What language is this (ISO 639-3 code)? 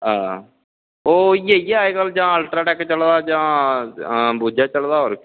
doi